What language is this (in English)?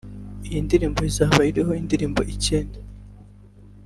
Kinyarwanda